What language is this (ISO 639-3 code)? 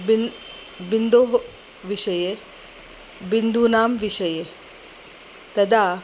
san